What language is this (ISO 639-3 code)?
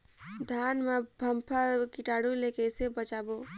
hne